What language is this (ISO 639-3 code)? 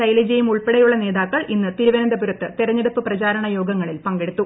mal